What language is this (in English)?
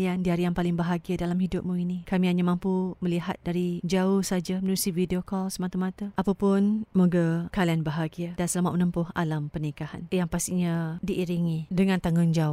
Malay